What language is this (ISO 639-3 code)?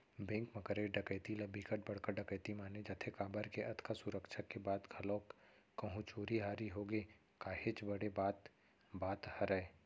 hne